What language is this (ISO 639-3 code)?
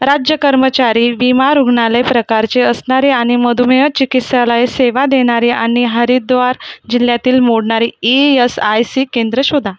mar